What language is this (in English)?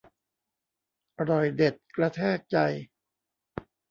Thai